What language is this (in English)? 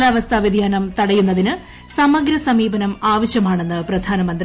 Malayalam